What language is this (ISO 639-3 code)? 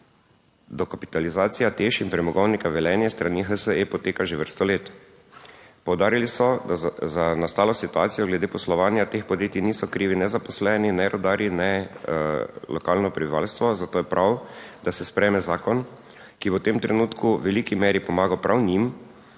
slv